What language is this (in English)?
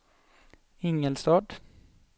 Swedish